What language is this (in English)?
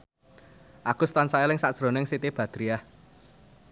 Javanese